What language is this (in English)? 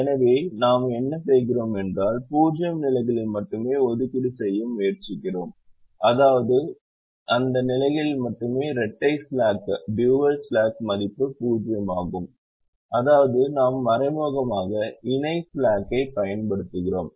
Tamil